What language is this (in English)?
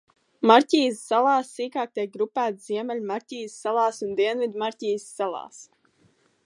Latvian